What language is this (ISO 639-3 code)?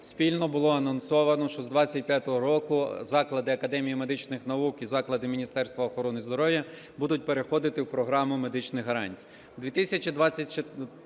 ukr